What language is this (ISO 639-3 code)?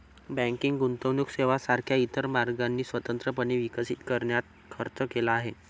mar